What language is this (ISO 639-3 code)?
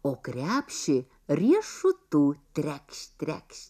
lit